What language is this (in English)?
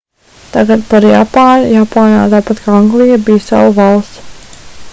Latvian